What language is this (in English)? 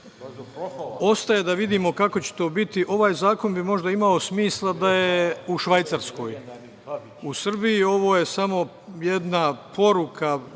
Serbian